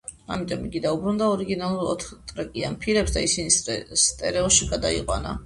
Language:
Georgian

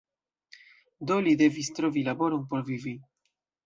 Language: Esperanto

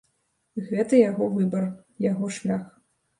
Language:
Belarusian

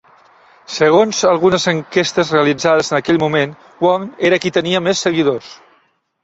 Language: Catalan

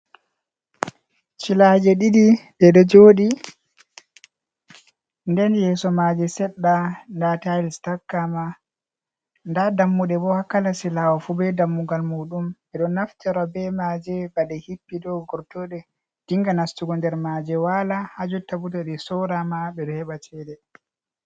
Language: Fula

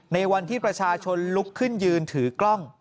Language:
Thai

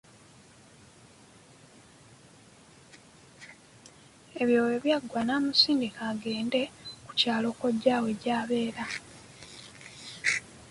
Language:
Ganda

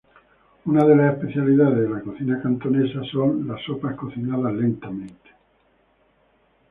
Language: Spanish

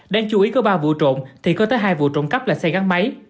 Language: Vietnamese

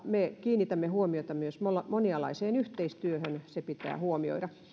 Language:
Finnish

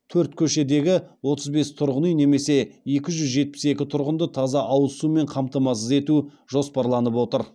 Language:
Kazakh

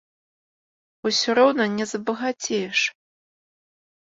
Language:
Belarusian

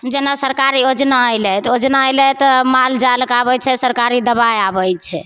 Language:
Maithili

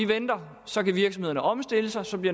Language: Danish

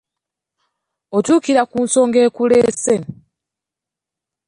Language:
Ganda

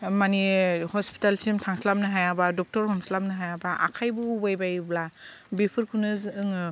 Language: Bodo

